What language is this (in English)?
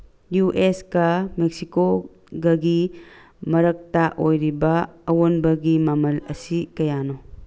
Manipuri